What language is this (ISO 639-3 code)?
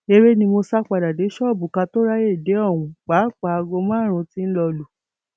yor